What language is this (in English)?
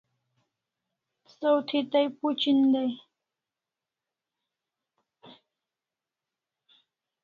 Kalasha